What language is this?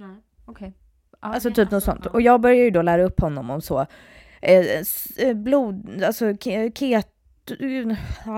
Swedish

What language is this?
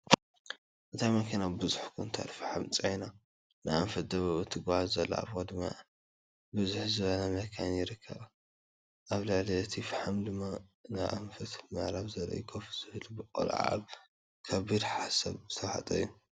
Tigrinya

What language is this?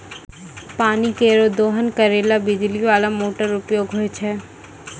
Maithili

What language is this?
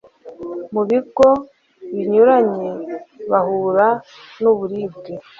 Kinyarwanda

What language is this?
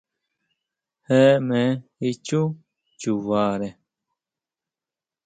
Huautla Mazatec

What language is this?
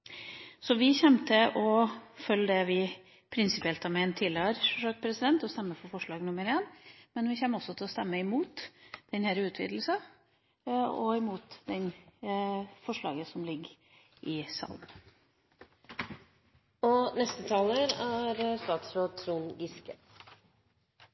Norwegian Bokmål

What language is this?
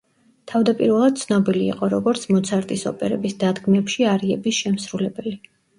Georgian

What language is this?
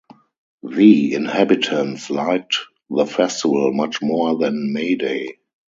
English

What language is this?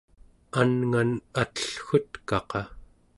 Central Yupik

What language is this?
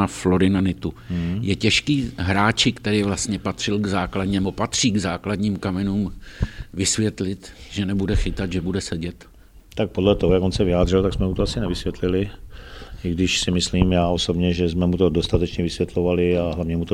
Czech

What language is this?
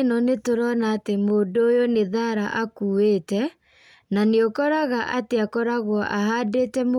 Kikuyu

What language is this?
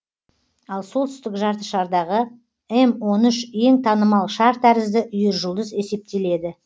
Kazakh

